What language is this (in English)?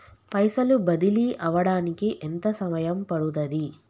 Telugu